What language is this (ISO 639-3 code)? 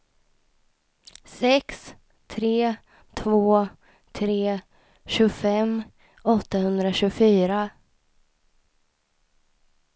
swe